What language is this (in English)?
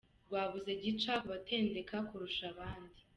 Kinyarwanda